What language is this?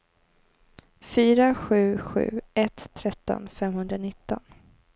Swedish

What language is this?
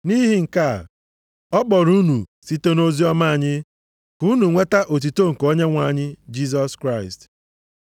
Igbo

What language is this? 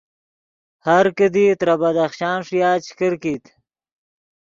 Yidgha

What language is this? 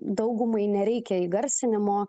Lithuanian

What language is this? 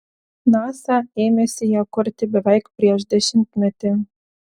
Lithuanian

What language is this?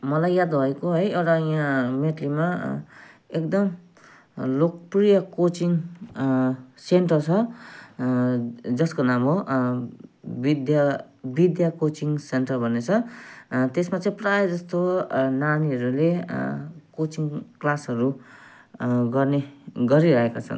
Nepali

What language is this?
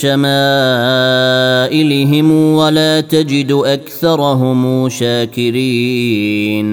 Arabic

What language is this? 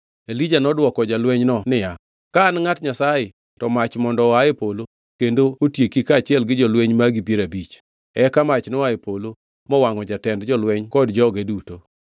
Luo (Kenya and Tanzania)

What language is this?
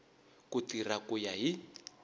Tsonga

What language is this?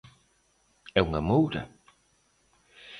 Galician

